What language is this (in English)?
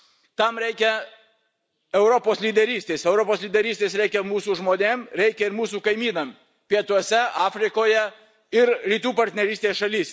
Lithuanian